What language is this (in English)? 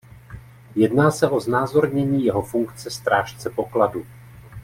Czech